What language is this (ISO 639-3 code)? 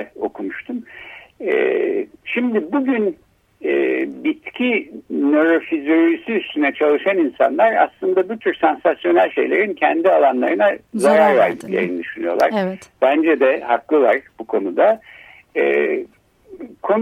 tur